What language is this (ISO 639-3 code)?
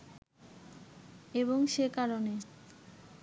ben